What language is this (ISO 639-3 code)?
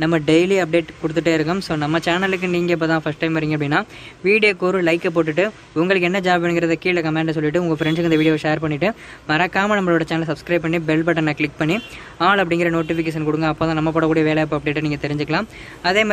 ind